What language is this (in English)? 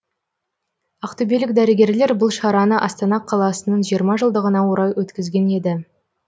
Kazakh